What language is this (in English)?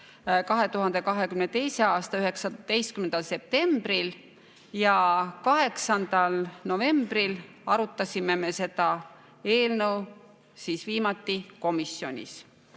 Estonian